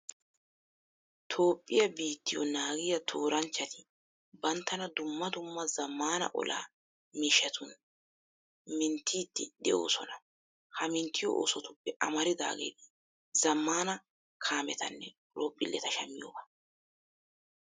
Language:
Wolaytta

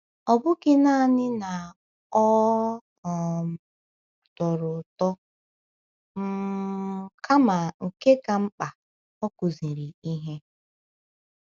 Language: Igbo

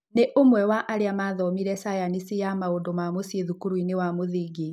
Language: Kikuyu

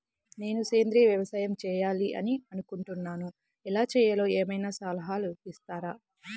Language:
Telugu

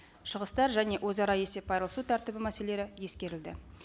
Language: Kazakh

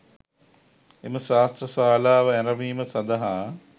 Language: Sinhala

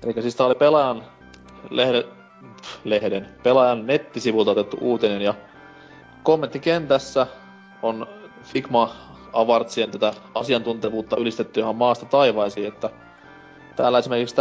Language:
Finnish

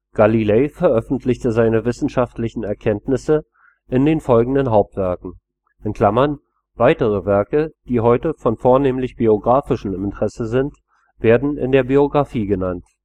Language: German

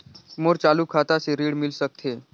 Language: Chhattisgarhi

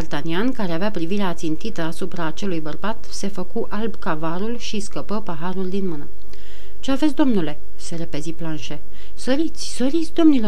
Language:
Romanian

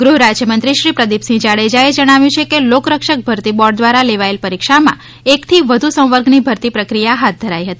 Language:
Gujarati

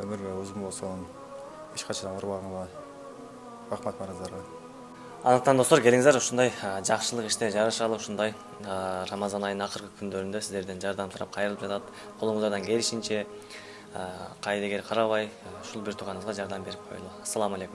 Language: Turkish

